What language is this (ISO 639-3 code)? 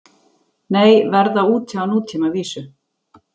isl